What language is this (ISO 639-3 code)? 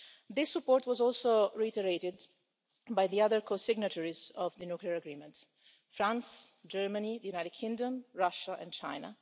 eng